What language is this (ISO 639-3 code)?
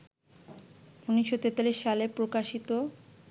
ben